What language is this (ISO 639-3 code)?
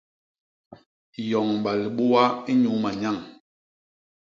bas